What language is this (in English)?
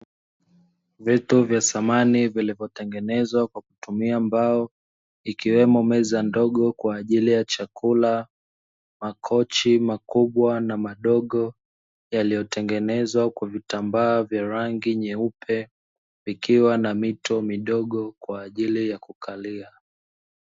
Swahili